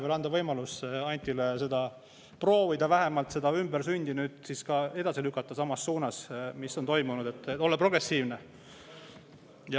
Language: Estonian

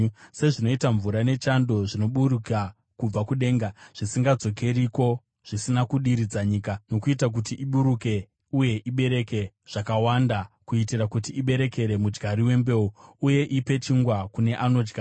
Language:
Shona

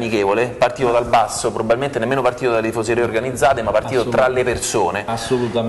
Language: Italian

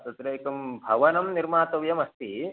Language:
Sanskrit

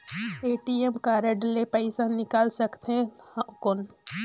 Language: Chhattisgarhi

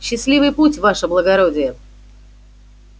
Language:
Russian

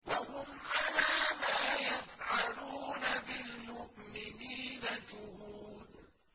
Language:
Arabic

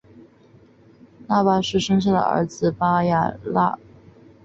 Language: Chinese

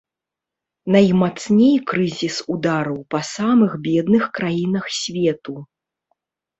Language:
Belarusian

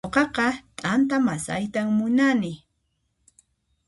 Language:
Puno Quechua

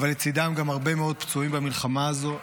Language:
Hebrew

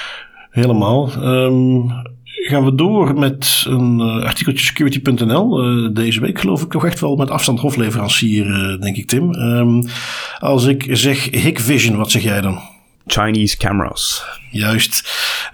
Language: Dutch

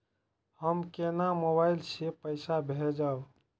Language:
Maithili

